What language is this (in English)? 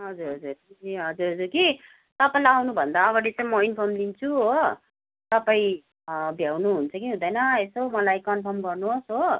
Nepali